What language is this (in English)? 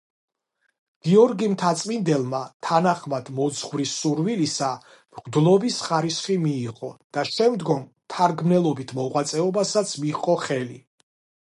Georgian